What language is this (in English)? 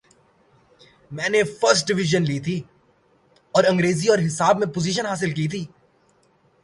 Urdu